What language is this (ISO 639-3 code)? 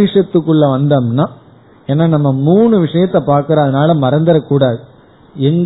tam